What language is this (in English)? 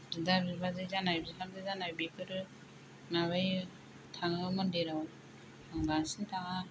Bodo